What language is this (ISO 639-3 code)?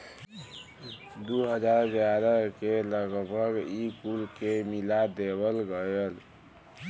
bho